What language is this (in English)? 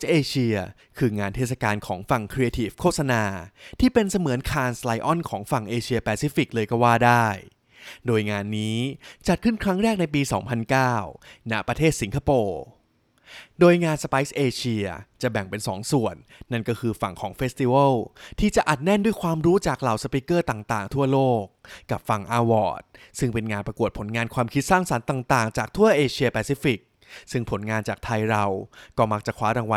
Thai